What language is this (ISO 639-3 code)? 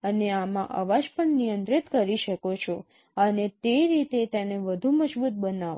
guj